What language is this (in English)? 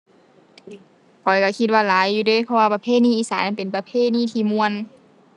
Thai